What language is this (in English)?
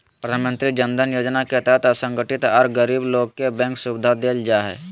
Magahi